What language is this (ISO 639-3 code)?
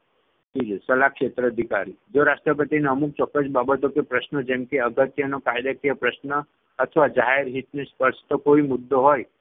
guj